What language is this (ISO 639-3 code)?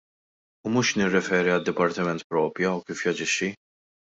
mlt